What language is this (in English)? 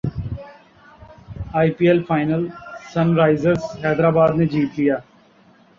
Urdu